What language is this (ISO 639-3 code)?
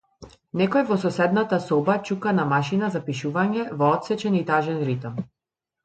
mkd